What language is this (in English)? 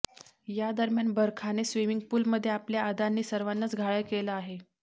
Marathi